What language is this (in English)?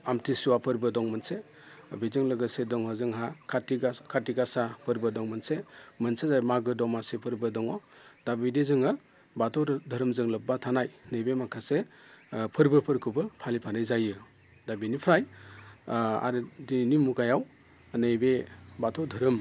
Bodo